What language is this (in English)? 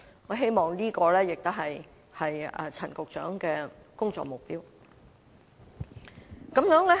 Cantonese